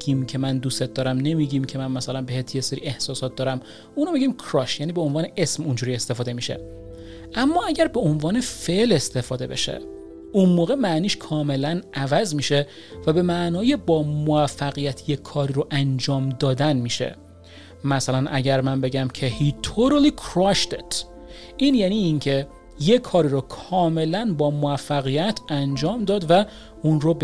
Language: Persian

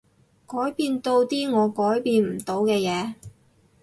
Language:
Cantonese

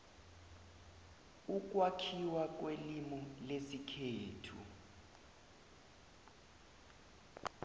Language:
South Ndebele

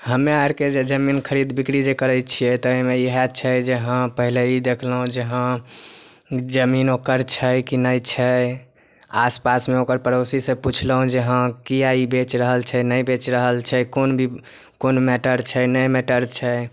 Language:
Maithili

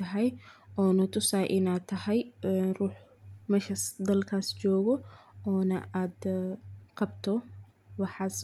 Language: Somali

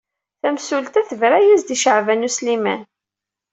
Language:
Kabyle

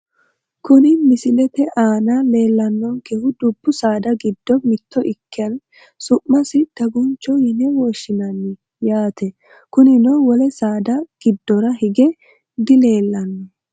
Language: Sidamo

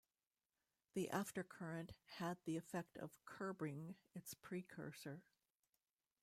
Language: English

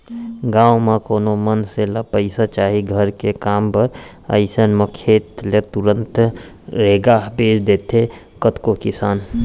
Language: Chhattisgarhi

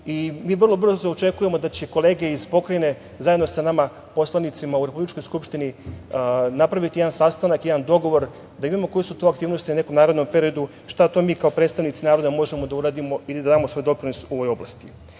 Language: Serbian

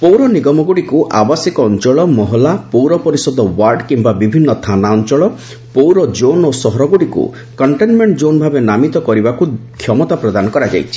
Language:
Odia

